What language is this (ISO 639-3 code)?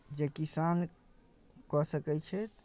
mai